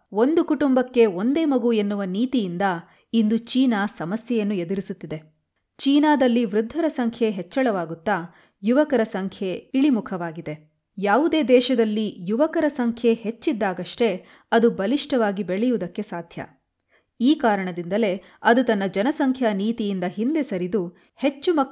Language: Kannada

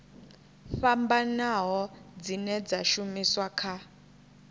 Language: Venda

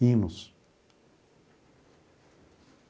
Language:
Portuguese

